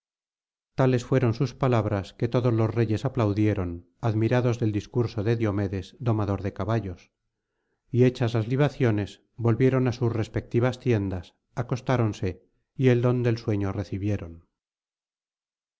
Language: Spanish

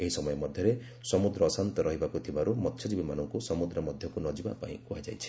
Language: Odia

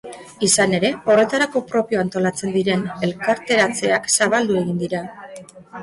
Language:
Basque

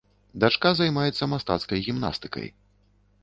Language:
Belarusian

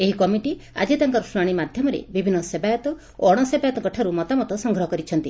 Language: Odia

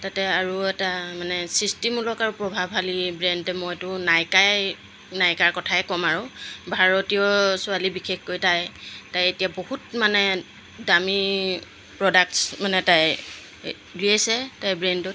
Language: Assamese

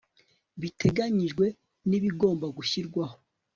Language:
Kinyarwanda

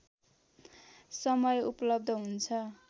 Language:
Nepali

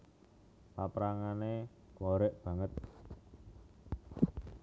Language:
Javanese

